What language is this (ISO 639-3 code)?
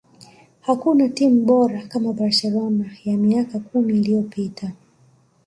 swa